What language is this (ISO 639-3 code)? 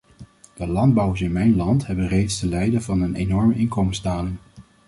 nld